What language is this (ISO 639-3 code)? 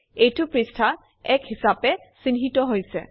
asm